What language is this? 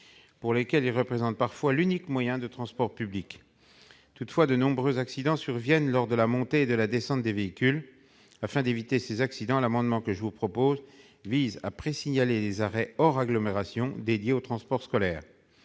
French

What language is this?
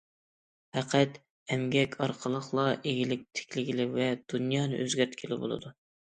Uyghur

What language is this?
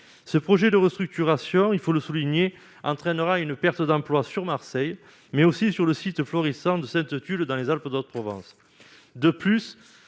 French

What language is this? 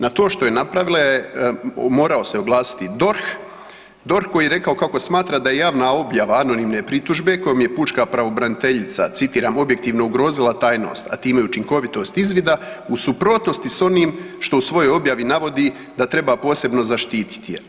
Croatian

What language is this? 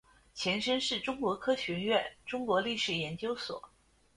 Chinese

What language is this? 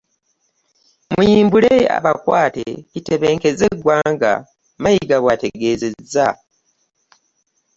Ganda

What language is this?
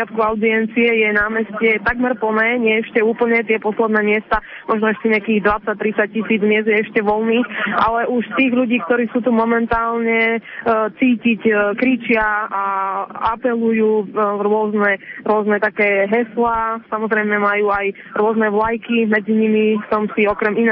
Slovak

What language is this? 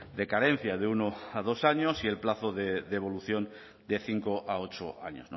Spanish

